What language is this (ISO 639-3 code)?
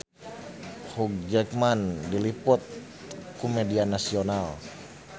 sun